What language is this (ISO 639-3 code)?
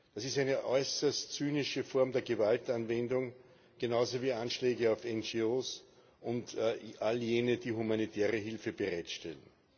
deu